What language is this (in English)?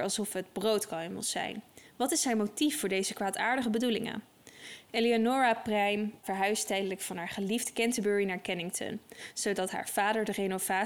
Dutch